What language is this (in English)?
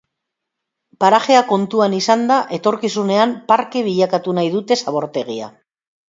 Basque